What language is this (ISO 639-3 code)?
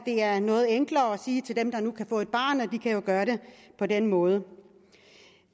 dan